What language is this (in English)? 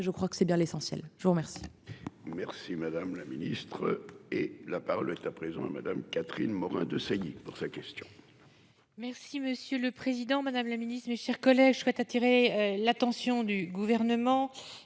French